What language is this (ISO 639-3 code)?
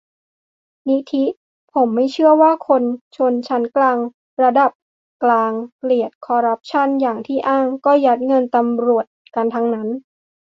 tha